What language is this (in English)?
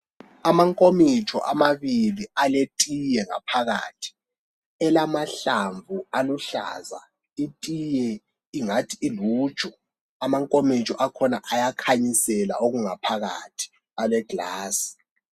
North Ndebele